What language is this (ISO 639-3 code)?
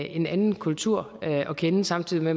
dan